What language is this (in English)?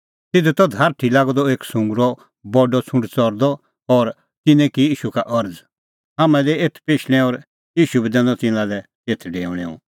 Kullu Pahari